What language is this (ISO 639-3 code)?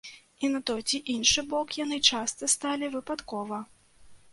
bel